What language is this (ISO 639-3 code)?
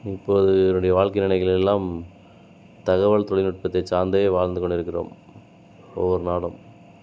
tam